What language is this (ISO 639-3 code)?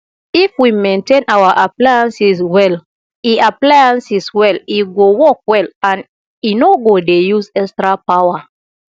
pcm